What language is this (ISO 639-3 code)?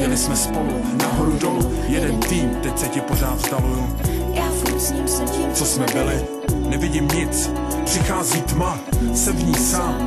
ces